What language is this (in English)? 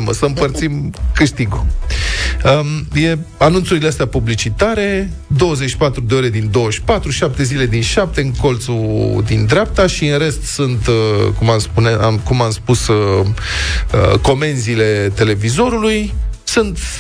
Romanian